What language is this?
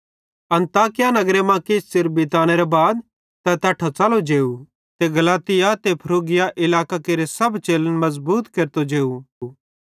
Bhadrawahi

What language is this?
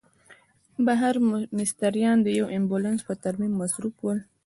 Pashto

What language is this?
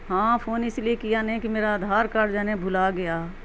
Urdu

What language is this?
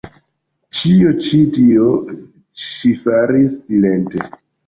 Esperanto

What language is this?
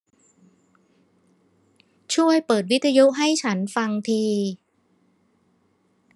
Thai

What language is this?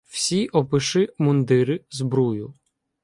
Ukrainian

